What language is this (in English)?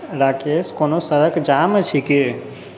Maithili